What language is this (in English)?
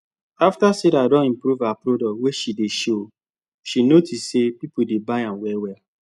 Nigerian Pidgin